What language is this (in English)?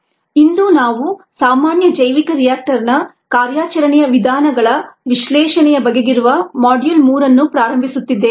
Kannada